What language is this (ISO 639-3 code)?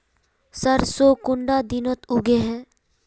mag